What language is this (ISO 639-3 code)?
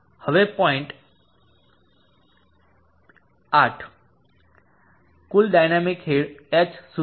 guj